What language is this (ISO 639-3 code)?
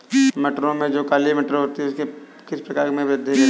hin